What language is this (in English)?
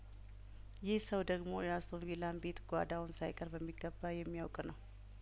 Amharic